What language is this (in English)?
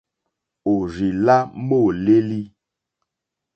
Mokpwe